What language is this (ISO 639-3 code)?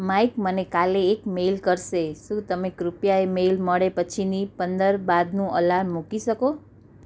guj